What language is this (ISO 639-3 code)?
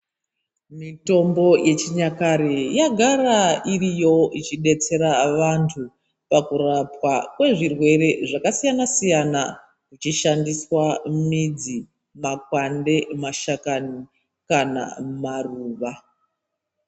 ndc